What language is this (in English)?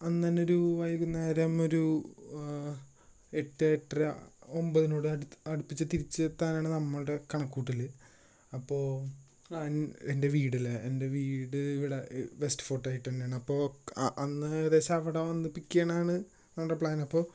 Malayalam